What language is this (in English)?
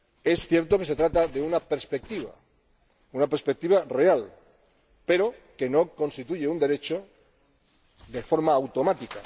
Spanish